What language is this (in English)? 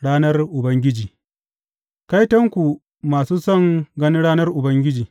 Hausa